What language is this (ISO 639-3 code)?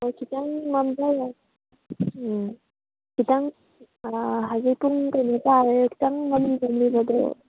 mni